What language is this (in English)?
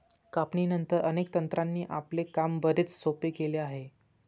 Marathi